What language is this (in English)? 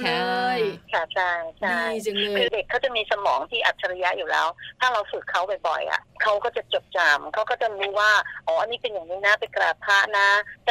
Thai